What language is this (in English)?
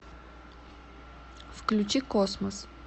Russian